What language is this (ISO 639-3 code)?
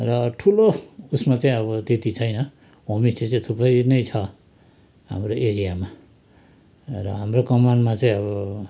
nep